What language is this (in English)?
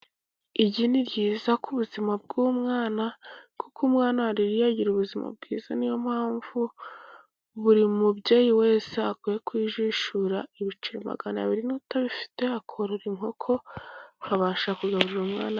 Kinyarwanda